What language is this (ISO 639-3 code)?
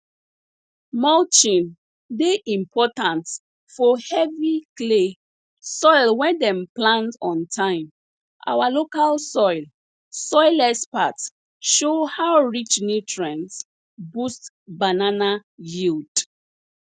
pcm